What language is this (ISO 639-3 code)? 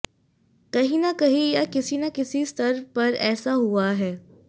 hin